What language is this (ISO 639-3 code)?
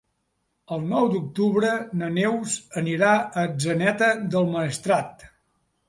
cat